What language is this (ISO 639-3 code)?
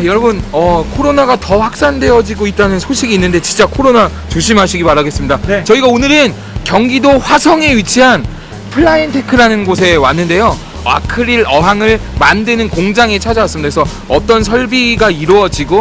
kor